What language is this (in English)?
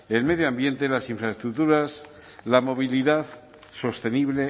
Spanish